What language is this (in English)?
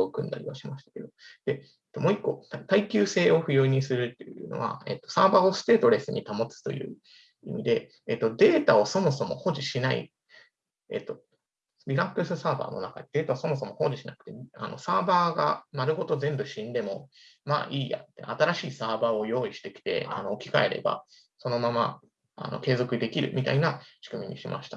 Japanese